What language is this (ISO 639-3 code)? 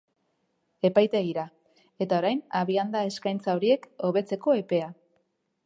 eus